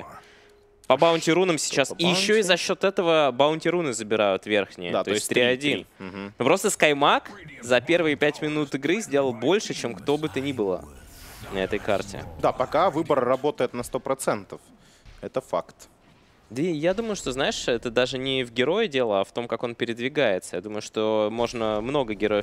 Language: Russian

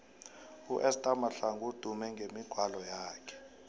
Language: South Ndebele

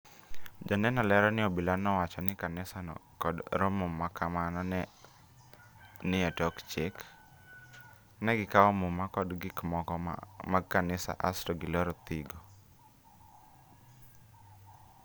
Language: Luo (Kenya and Tanzania)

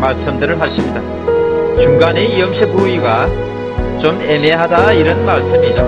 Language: Korean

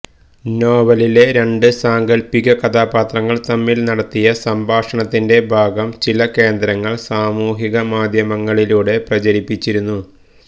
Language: Malayalam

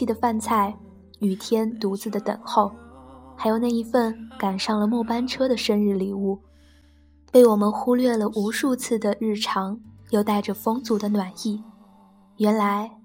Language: Chinese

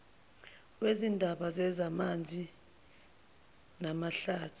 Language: Zulu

